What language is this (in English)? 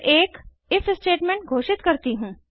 Hindi